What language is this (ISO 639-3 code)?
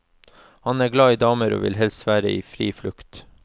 nor